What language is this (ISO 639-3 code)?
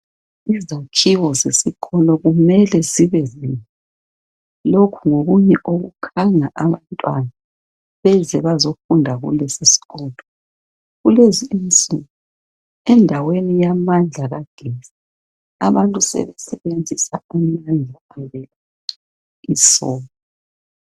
nde